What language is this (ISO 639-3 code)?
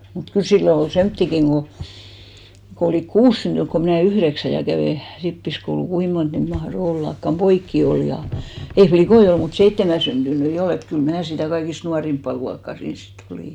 fin